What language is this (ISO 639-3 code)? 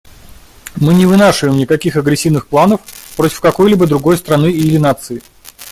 rus